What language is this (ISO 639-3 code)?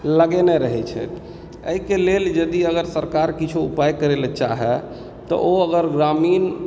mai